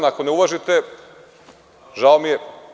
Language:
Serbian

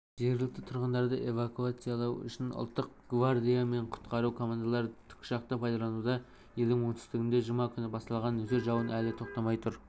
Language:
Kazakh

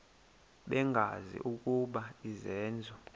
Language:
Xhosa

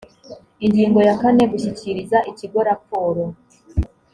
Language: Kinyarwanda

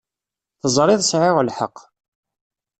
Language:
Kabyle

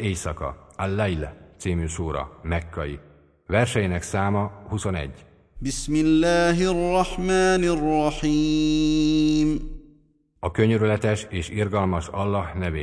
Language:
Hungarian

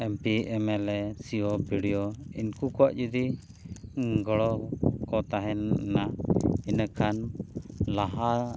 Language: Santali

